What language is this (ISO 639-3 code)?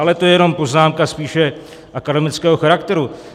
ces